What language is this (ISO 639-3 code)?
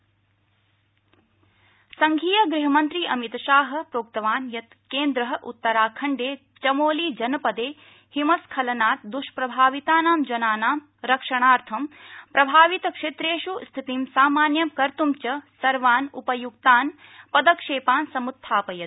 san